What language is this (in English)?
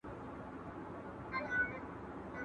Pashto